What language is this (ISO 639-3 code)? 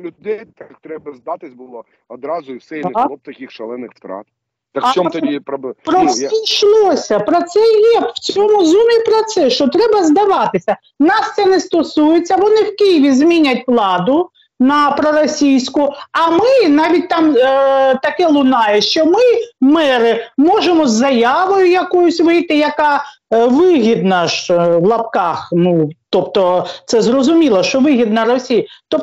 ukr